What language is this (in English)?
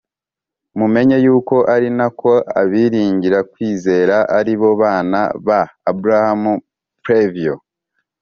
Kinyarwanda